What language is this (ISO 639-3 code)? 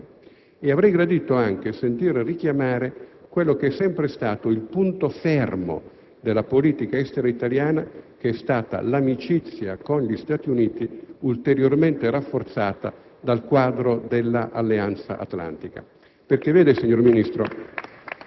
ita